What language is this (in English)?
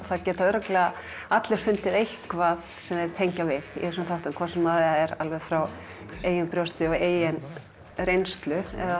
Icelandic